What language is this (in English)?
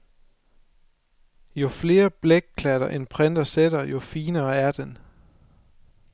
Danish